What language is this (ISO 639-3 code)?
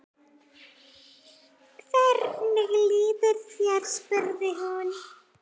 isl